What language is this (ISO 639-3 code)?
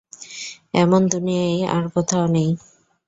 ben